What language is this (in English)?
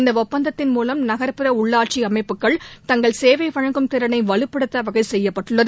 Tamil